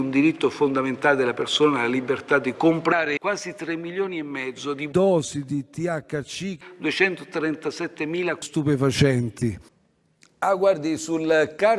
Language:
Italian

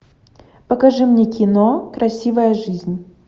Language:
Russian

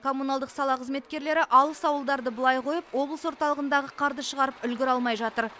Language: Kazakh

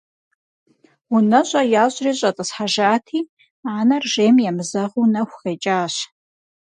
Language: Kabardian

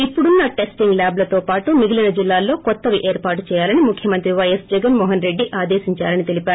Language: Telugu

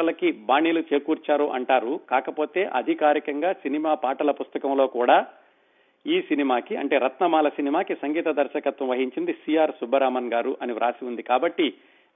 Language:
Telugu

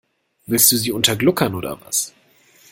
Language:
German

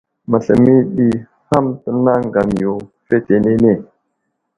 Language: Wuzlam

